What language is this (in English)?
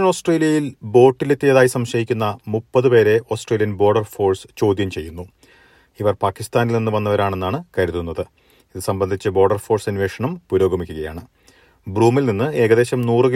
Malayalam